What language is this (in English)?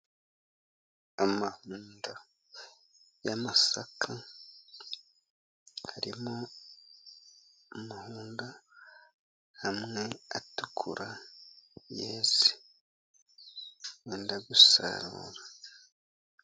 Kinyarwanda